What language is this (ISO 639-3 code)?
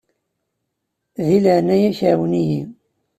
kab